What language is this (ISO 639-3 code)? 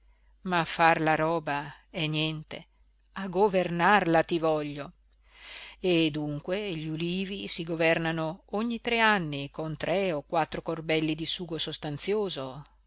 ita